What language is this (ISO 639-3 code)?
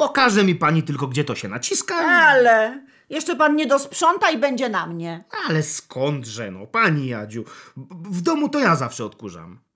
pol